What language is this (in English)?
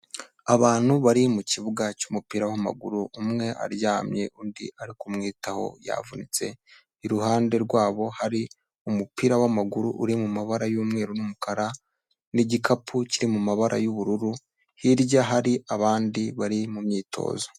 Kinyarwanda